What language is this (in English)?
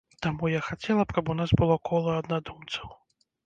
Belarusian